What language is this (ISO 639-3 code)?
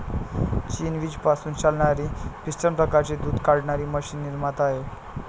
mar